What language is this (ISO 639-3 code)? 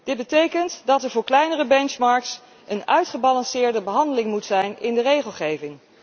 nld